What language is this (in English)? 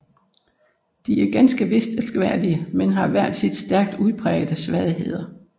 Danish